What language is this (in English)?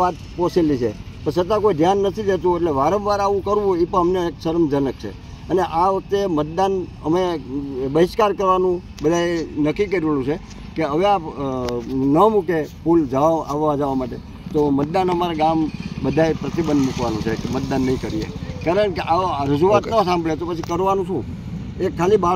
Gujarati